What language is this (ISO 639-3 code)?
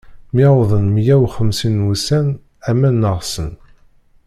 kab